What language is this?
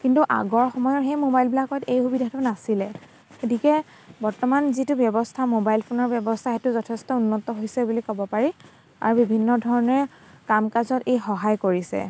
Assamese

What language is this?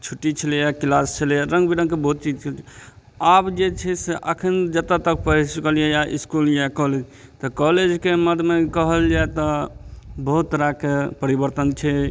Maithili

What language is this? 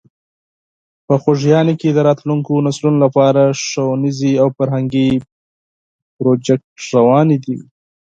Pashto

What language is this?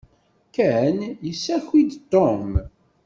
Kabyle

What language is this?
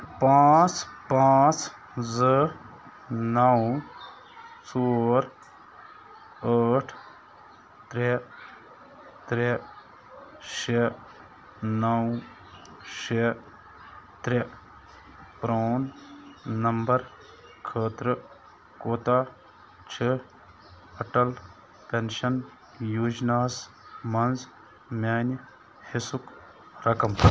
Kashmiri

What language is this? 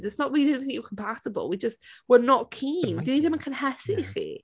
Welsh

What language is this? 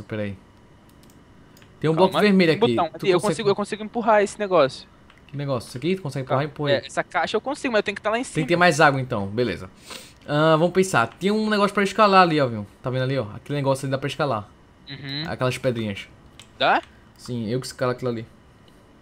Portuguese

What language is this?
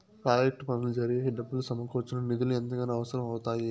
Telugu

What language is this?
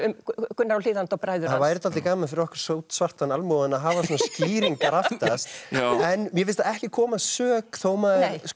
Icelandic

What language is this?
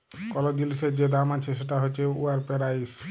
Bangla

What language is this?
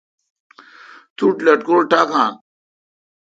Kalkoti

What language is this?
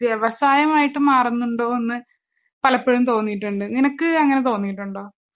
Malayalam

